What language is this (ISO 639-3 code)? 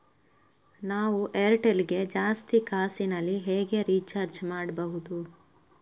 kan